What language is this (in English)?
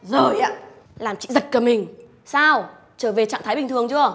Vietnamese